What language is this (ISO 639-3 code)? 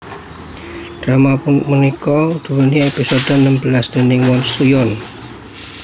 jav